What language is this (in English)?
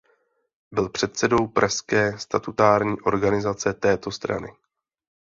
Czech